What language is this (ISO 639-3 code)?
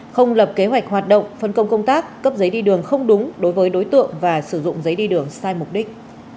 vie